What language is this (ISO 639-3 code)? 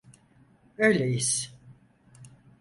tur